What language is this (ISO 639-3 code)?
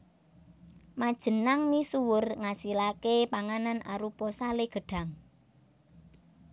jav